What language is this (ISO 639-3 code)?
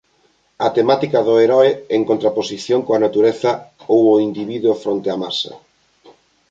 glg